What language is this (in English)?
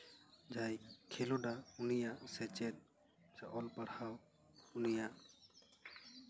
Santali